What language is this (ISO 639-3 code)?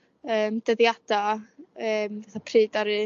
cym